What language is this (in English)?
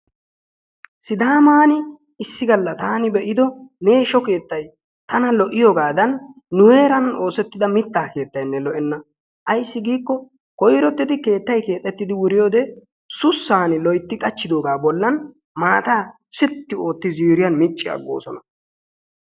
Wolaytta